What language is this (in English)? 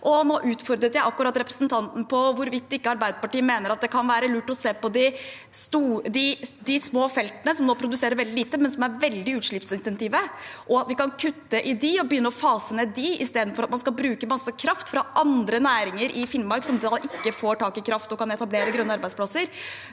Norwegian